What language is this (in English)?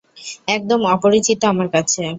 Bangla